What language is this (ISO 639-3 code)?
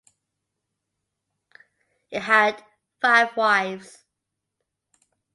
eng